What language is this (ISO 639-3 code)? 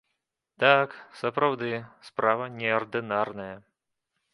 bel